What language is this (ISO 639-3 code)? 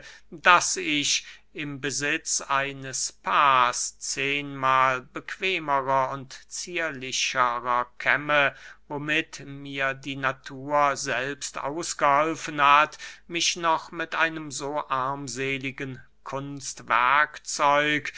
deu